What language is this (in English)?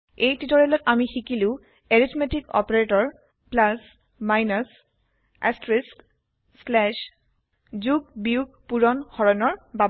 Assamese